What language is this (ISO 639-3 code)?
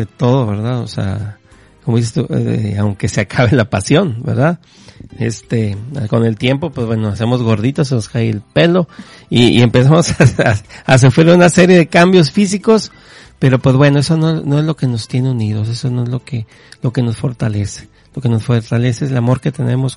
spa